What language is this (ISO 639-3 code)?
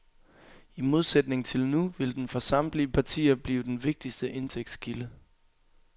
dan